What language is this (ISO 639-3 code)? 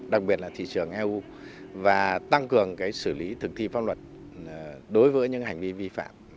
vie